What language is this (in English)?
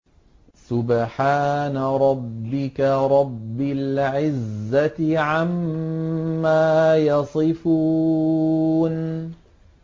Arabic